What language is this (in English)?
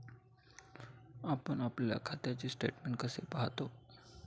Marathi